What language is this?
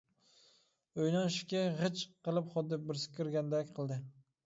Uyghur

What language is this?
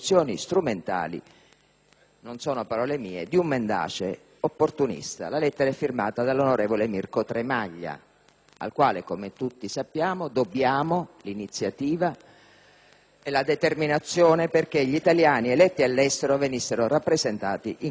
Italian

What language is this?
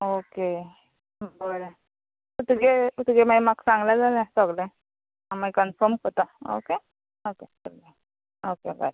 Konkani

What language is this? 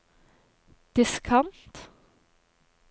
Norwegian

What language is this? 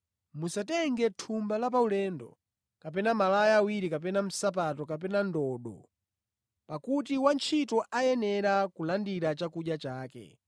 Nyanja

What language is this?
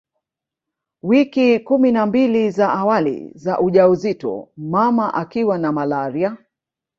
Swahili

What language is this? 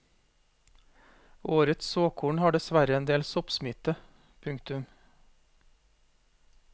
Norwegian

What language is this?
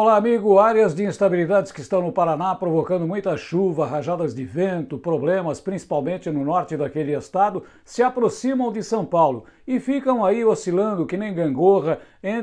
Portuguese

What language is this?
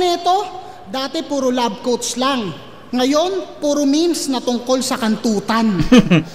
Filipino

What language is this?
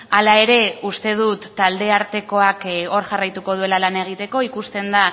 Basque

